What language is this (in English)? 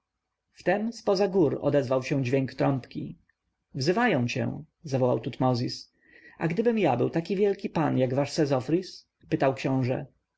Polish